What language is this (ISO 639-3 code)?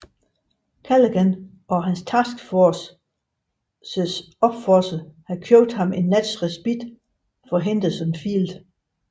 dan